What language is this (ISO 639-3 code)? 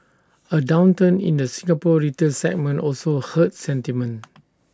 eng